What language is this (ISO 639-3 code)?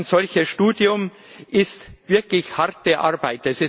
deu